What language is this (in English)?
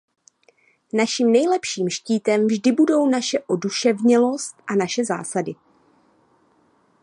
Czech